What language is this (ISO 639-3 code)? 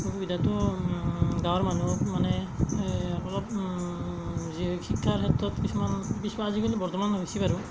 asm